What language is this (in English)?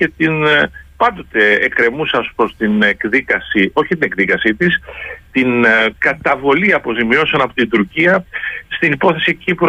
Greek